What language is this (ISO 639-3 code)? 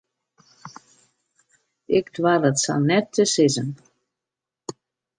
fry